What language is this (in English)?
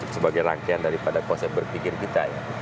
Indonesian